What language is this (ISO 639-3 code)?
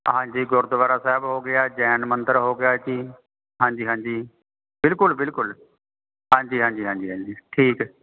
pan